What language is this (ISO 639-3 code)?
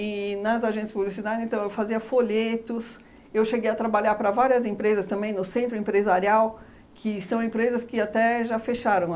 por